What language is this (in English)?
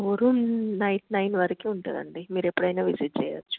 Telugu